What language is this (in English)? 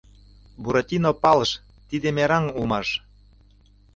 Mari